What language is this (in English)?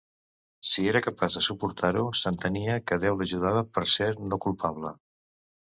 Catalan